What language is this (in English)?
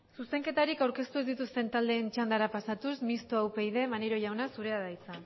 Basque